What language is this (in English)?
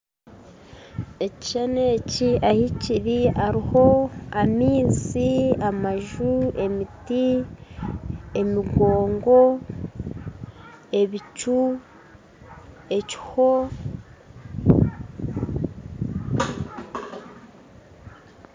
Nyankole